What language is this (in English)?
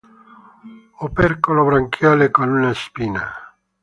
Italian